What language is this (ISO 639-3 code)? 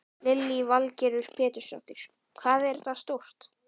isl